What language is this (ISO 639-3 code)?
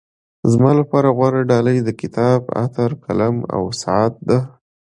pus